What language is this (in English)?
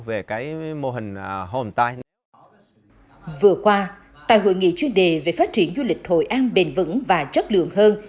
Vietnamese